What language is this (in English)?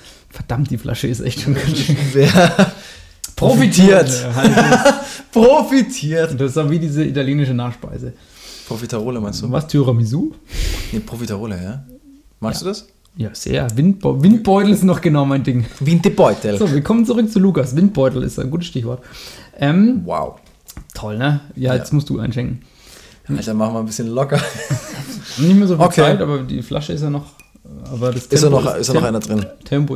German